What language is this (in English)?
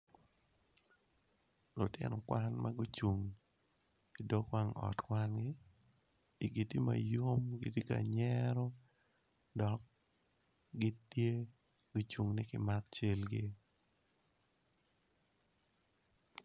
Acoli